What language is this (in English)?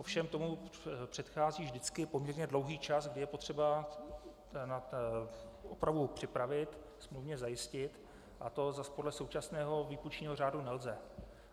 Czech